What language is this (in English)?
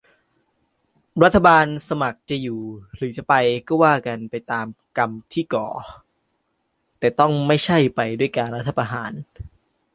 Thai